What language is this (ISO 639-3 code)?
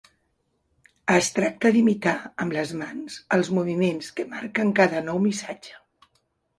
cat